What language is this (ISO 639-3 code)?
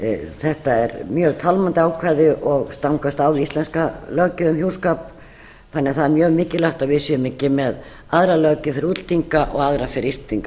isl